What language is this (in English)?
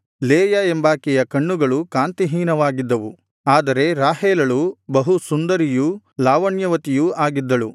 Kannada